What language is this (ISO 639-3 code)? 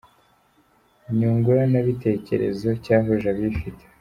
kin